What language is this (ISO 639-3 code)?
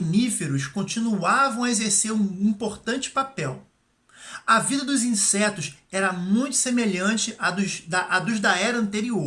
por